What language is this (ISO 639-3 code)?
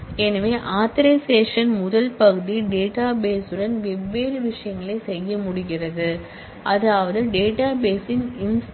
tam